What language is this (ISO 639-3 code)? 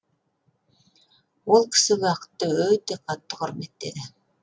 kaz